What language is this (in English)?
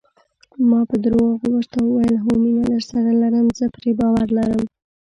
Pashto